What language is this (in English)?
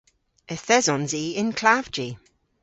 Cornish